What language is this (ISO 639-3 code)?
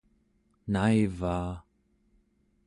esu